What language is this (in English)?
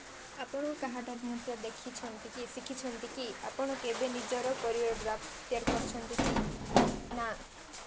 Odia